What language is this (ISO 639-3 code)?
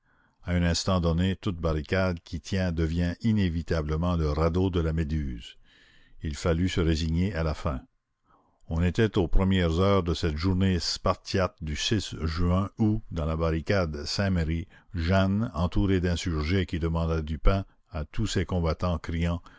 fra